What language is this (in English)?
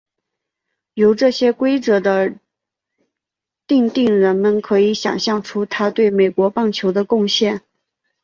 Chinese